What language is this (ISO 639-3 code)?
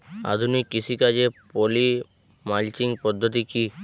ben